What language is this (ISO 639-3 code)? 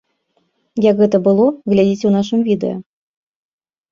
bel